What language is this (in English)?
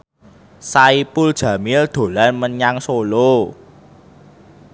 Javanese